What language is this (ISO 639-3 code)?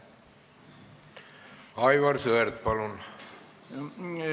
est